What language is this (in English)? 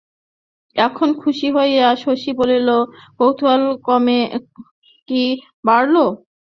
Bangla